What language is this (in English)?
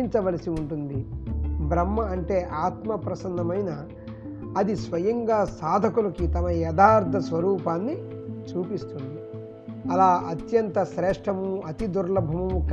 Telugu